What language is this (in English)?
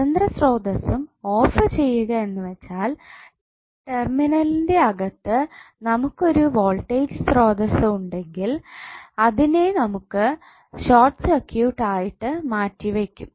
Malayalam